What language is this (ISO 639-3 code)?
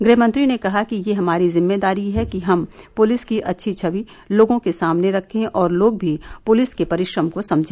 hin